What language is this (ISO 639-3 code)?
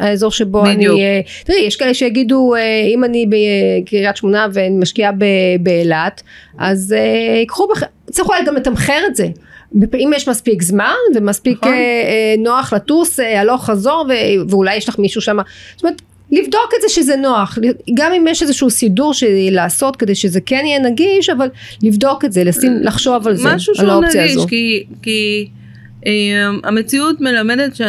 heb